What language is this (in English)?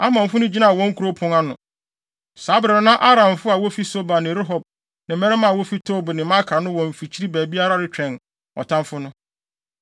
Akan